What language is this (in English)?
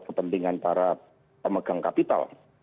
Indonesian